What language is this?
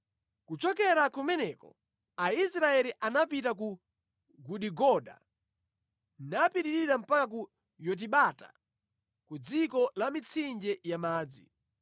Nyanja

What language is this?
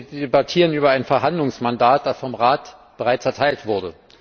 German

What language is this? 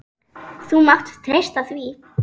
Icelandic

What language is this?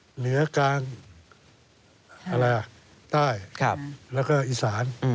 Thai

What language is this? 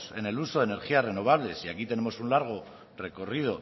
Spanish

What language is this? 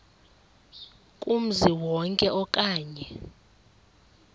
Xhosa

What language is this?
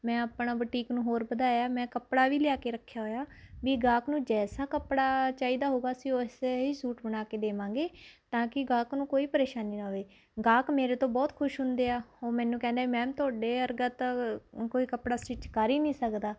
Punjabi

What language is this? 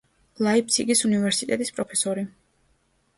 Georgian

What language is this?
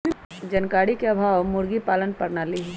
Magahi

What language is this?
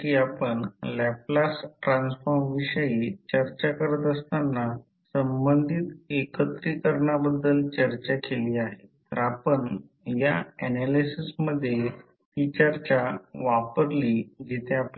Marathi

